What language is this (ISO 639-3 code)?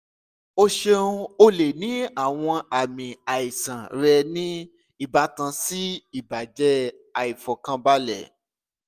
yor